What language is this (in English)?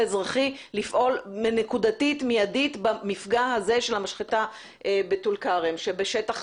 Hebrew